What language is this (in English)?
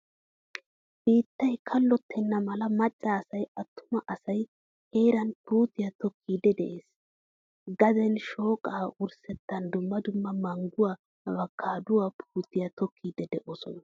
Wolaytta